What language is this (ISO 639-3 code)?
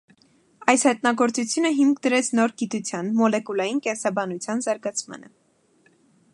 hye